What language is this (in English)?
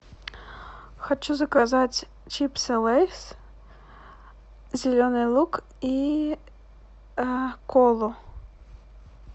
Russian